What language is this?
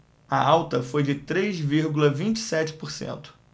Portuguese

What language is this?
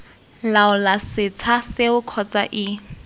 Tswana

